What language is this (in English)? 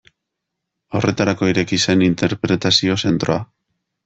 Basque